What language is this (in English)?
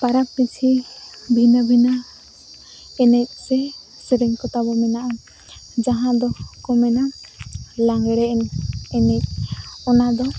Santali